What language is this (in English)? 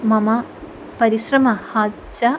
Sanskrit